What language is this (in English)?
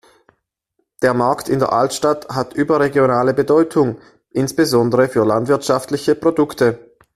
German